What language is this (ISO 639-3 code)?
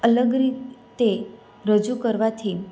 guj